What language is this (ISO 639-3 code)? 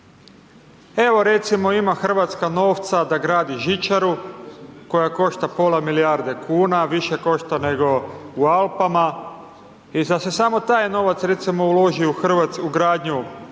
hrv